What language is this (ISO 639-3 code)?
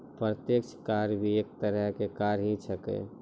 mai